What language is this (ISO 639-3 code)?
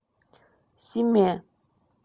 rus